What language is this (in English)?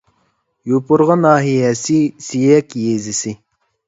Uyghur